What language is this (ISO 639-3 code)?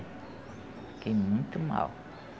por